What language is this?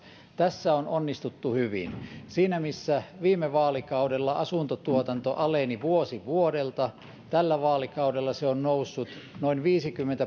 Finnish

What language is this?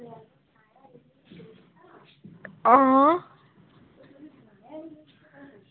Dogri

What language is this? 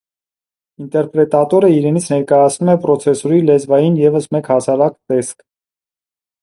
Armenian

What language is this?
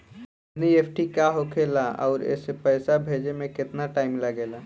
Bhojpuri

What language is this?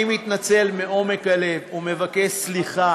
Hebrew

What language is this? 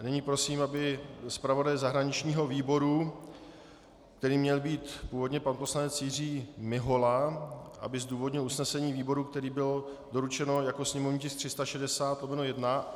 Czech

